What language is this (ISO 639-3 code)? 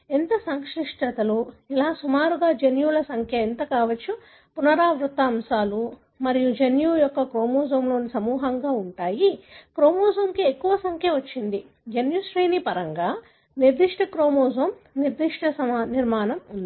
tel